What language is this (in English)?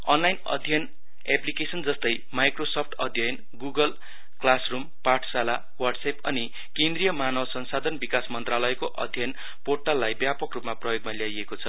Nepali